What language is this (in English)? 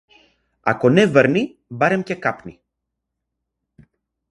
Macedonian